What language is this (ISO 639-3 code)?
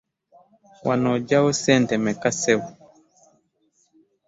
lug